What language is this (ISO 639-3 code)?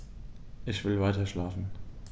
deu